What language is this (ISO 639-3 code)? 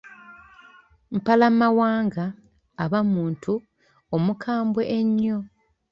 lug